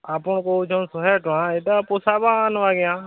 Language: Odia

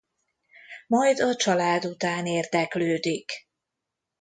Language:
Hungarian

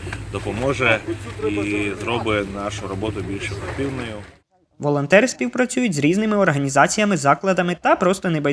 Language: Ukrainian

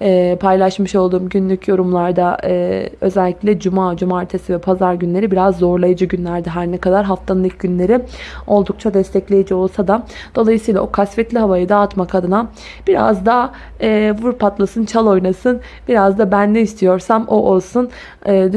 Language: Turkish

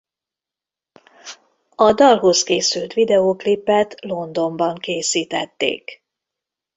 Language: Hungarian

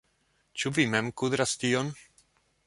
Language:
Esperanto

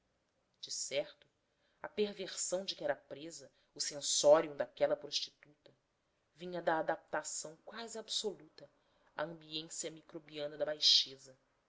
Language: Portuguese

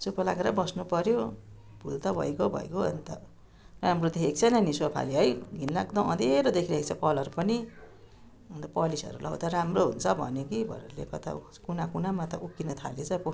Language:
Nepali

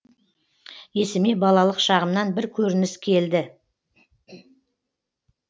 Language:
Kazakh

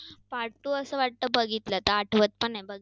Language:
Marathi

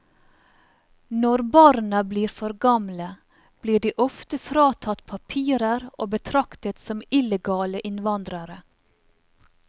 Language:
Norwegian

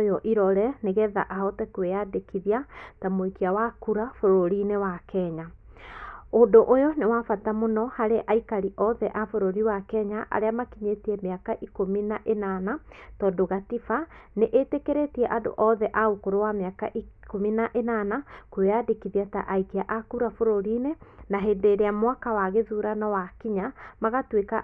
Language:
Kikuyu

